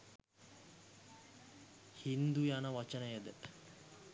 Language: Sinhala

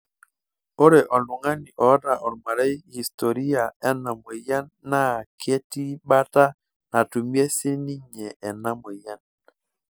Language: Masai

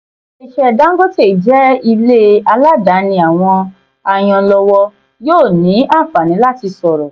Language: Yoruba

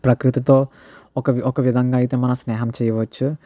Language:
Telugu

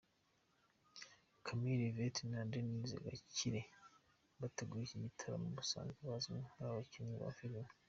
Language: Kinyarwanda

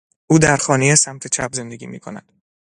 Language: Persian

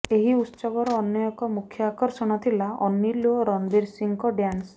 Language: Odia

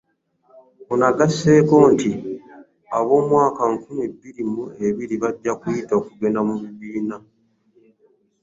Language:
Ganda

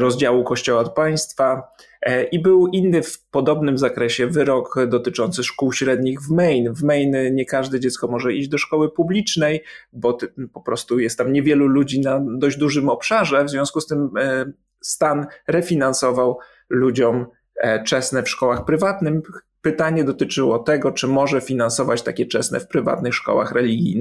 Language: Polish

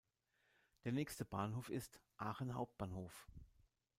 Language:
German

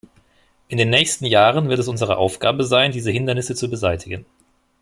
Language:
German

